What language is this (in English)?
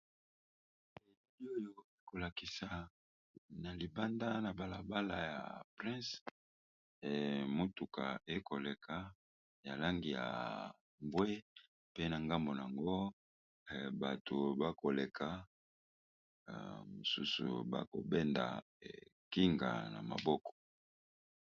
Lingala